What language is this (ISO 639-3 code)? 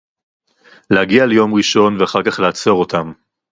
heb